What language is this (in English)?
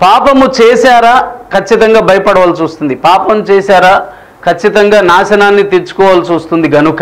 Telugu